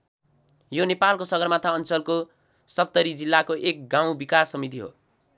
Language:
Nepali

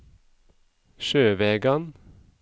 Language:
Norwegian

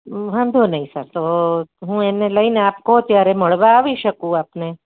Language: Gujarati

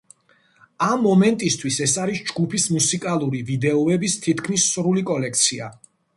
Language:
Georgian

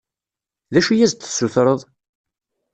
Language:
Kabyle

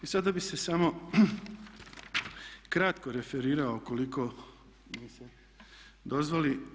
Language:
Croatian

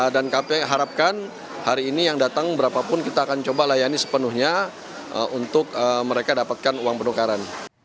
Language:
Indonesian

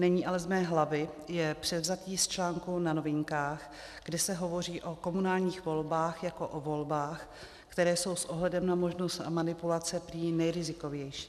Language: Czech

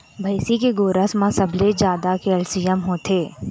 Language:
Chhattisgarhi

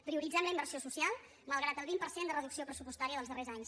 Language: Catalan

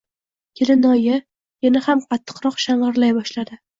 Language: Uzbek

